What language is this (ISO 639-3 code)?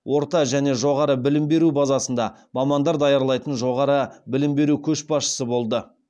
kaz